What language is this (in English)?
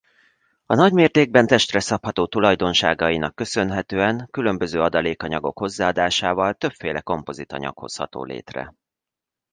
Hungarian